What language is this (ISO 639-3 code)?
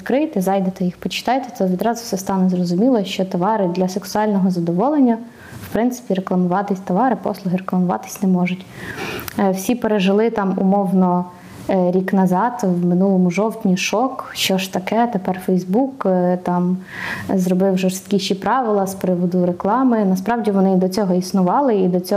ukr